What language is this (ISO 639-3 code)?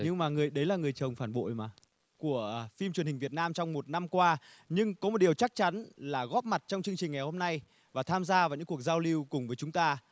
vie